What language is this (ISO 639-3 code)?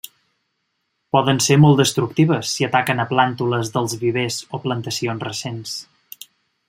cat